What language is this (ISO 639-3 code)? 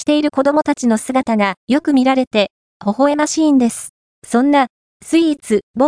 jpn